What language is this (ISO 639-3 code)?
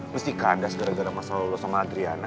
ind